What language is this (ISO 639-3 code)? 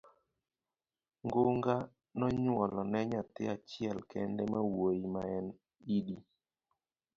luo